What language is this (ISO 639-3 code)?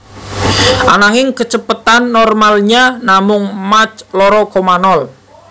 jav